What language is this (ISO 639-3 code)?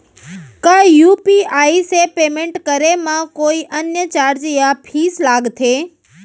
hne